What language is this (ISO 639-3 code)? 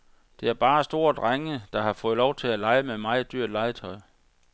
dan